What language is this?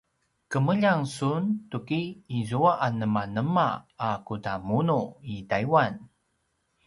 Paiwan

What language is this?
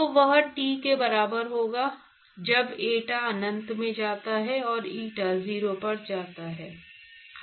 Hindi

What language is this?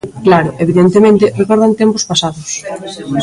Galician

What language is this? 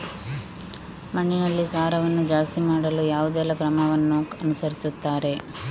Kannada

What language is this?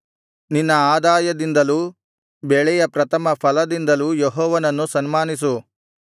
Kannada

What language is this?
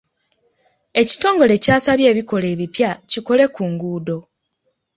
Ganda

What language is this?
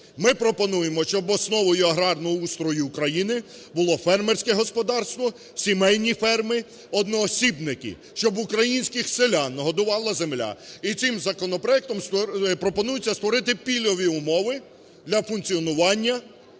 Ukrainian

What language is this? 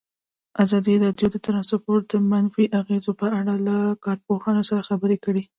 Pashto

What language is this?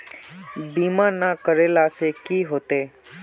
Magahi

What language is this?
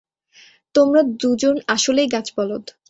Bangla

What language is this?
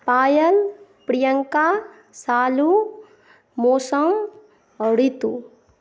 Maithili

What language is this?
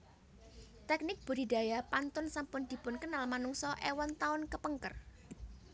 Javanese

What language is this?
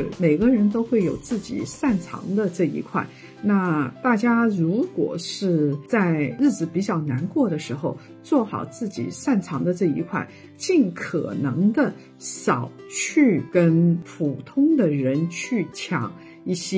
Chinese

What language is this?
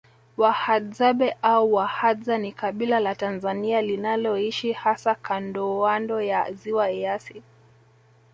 Swahili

